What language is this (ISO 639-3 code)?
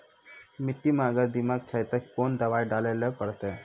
mai